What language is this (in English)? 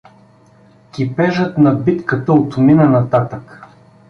Bulgarian